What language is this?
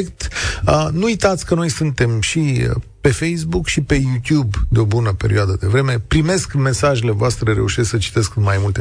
Romanian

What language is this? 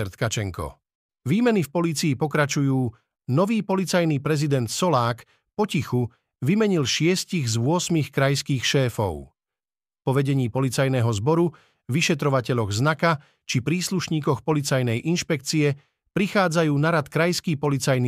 Slovak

